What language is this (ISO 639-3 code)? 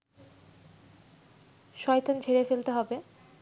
ben